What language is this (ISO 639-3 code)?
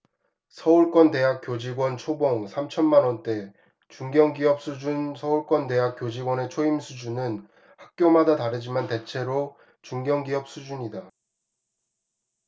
kor